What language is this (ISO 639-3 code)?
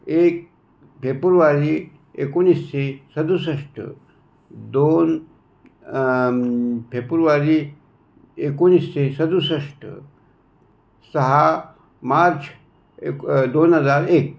mar